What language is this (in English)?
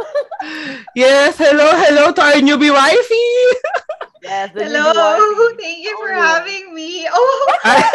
Filipino